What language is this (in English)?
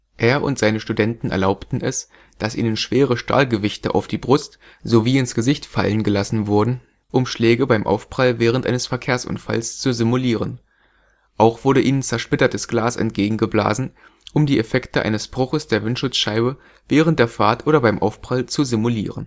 German